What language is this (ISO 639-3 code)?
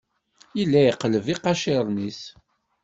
kab